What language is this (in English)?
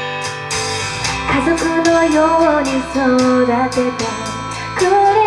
Japanese